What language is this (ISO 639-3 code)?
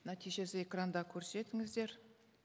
kaz